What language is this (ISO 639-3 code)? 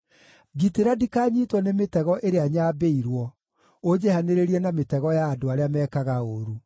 kik